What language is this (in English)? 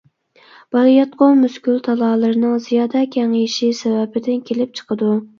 Uyghur